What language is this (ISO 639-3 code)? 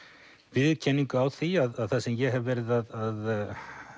isl